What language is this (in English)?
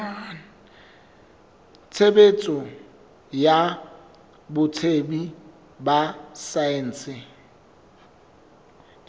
Southern Sotho